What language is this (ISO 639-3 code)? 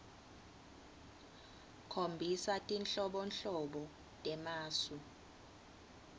ssw